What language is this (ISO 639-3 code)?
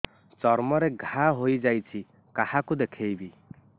ori